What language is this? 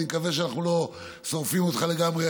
Hebrew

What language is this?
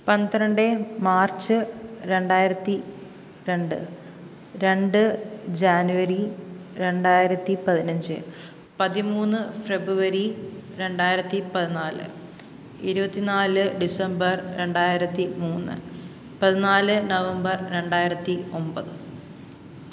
Malayalam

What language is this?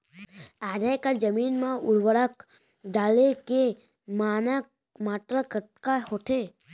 Chhattisgarhi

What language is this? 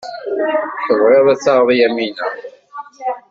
Kabyle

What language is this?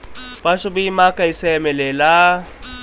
Bhojpuri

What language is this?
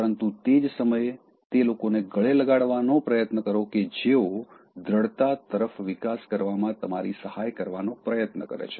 Gujarati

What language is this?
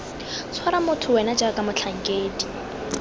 Tswana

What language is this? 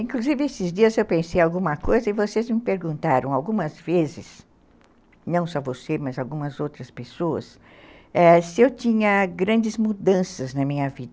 Portuguese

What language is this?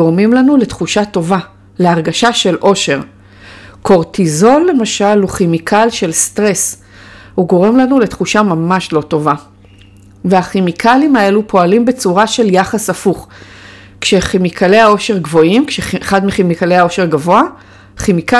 Hebrew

